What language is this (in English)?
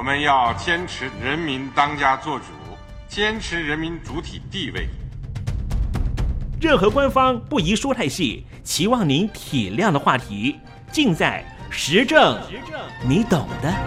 Chinese